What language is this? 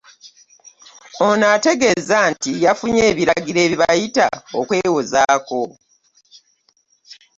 Ganda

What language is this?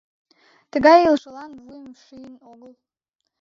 Mari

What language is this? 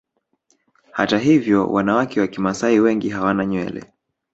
Swahili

